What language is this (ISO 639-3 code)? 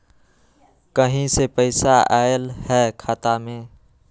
mag